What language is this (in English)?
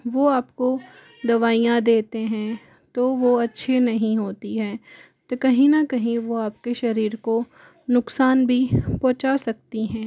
Hindi